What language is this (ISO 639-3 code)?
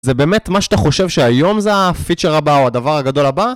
heb